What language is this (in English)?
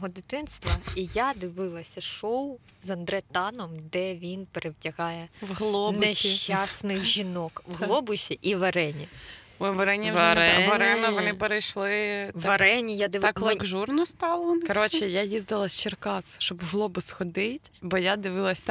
Ukrainian